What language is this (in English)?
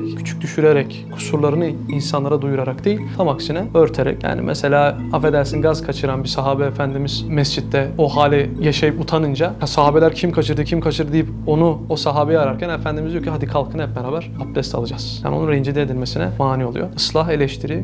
Turkish